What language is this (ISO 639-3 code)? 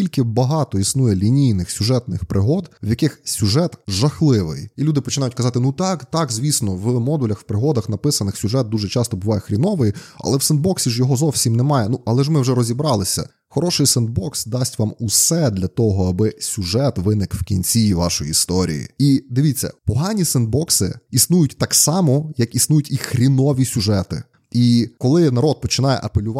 ukr